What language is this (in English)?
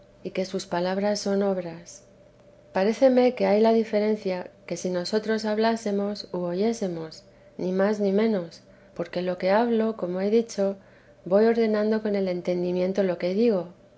Spanish